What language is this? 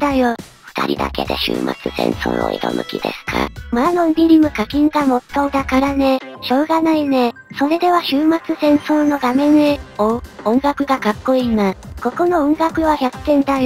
Japanese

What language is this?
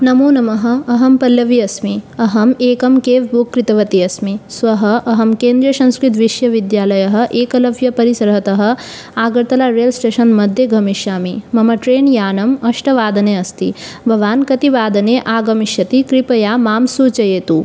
Sanskrit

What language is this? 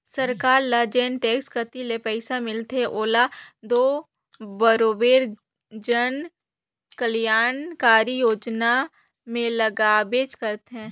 Chhattisgarhi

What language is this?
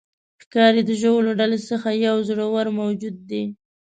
Pashto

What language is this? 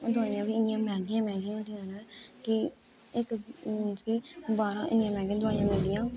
Dogri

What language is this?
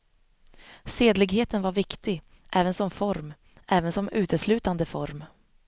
Swedish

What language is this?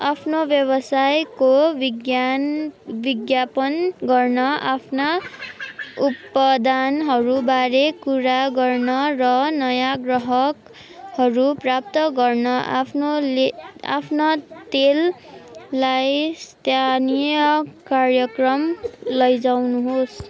Nepali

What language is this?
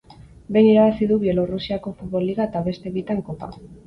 Basque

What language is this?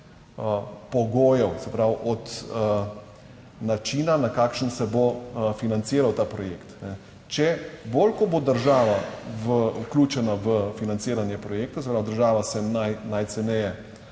Slovenian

